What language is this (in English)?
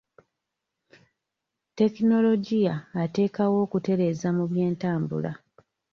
Ganda